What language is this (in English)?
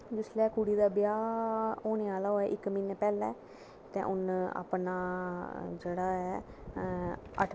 Dogri